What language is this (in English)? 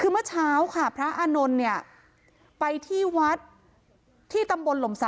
Thai